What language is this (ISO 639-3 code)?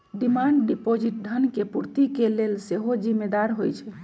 mag